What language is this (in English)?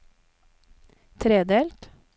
Norwegian